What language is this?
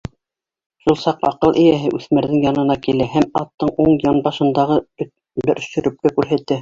Bashkir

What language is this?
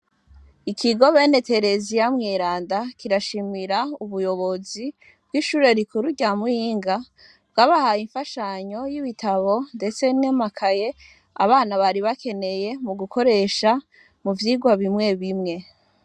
Rundi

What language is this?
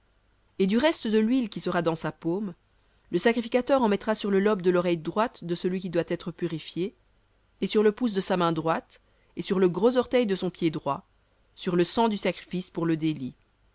French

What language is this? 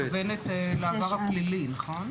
Hebrew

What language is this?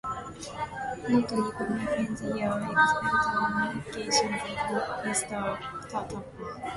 English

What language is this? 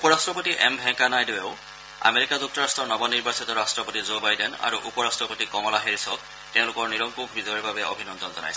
Assamese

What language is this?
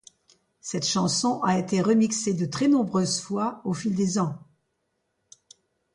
French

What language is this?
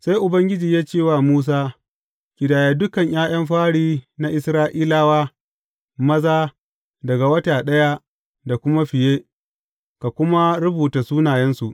Hausa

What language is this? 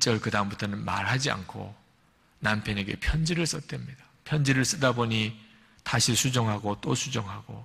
Korean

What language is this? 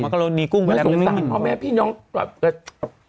Thai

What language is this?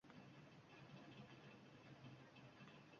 Uzbek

